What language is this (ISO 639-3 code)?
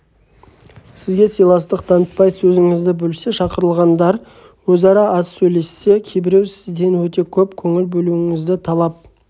kaz